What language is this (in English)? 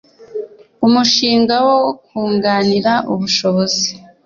Kinyarwanda